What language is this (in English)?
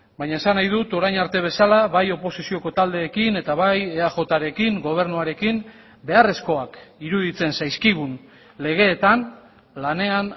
Basque